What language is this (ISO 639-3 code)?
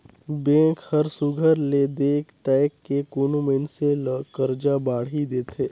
hne